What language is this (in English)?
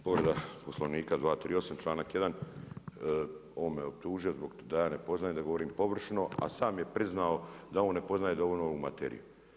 Croatian